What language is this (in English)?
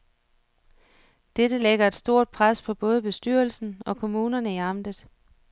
Danish